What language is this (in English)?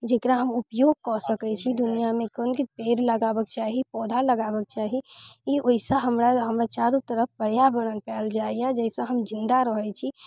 Maithili